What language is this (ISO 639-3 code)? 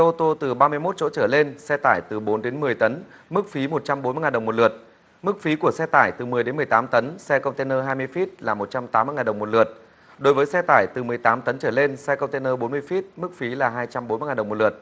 vie